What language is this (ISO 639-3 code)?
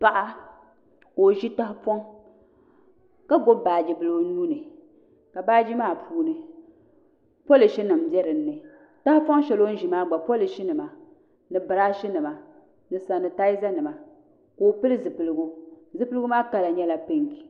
dag